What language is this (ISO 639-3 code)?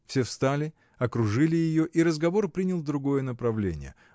rus